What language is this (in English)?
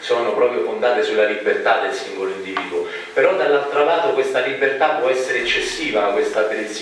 Italian